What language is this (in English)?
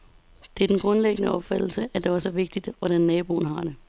Danish